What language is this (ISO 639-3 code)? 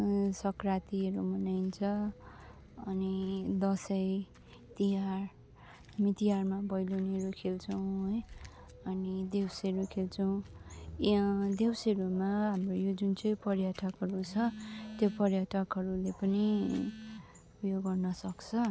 nep